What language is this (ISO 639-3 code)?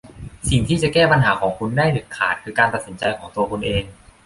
tha